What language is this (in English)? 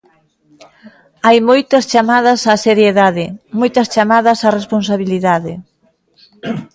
Galician